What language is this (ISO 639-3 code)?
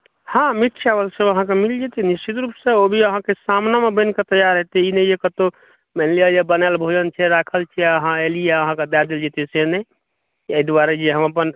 mai